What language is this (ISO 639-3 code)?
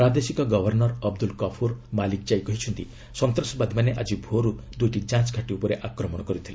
ori